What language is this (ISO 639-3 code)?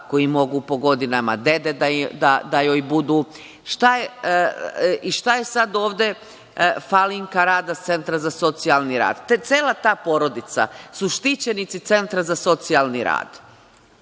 srp